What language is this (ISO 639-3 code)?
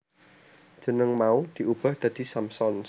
jav